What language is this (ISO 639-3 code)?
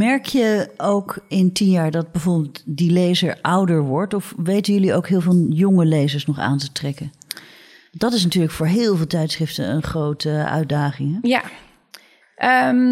nld